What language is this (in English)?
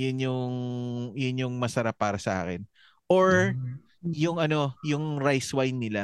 Filipino